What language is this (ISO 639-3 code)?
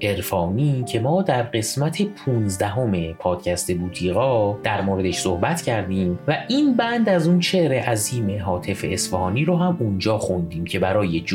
fas